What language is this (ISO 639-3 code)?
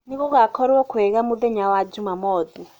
kik